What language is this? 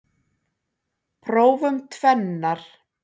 Icelandic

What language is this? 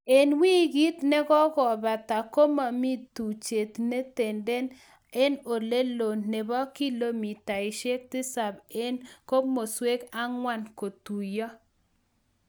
Kalenjin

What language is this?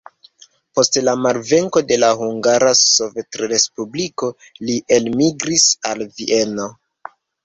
Esperanto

